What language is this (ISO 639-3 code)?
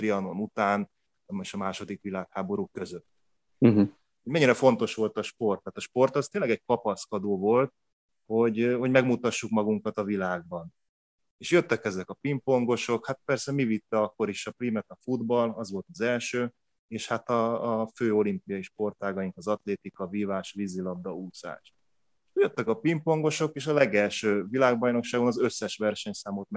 hun